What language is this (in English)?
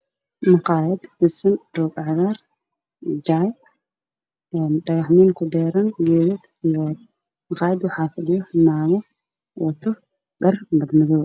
Somali